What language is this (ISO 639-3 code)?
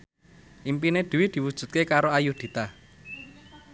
jav